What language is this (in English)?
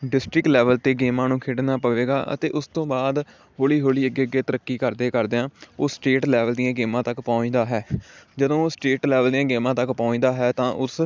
Punjabi